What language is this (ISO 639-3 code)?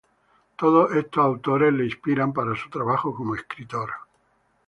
spa